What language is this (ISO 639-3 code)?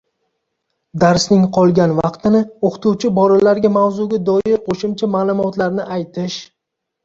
uzb